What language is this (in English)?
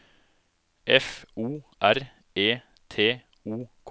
Norwegian